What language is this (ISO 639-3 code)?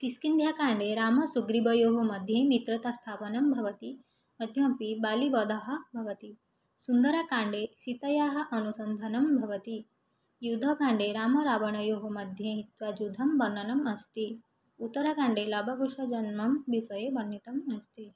san